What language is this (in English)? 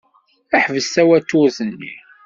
Kabyle